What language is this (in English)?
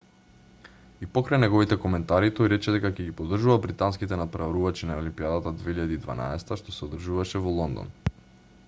Macedonian